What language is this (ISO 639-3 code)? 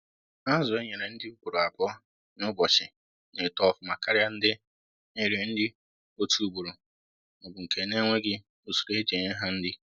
ibo